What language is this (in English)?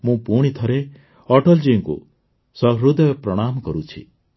Odia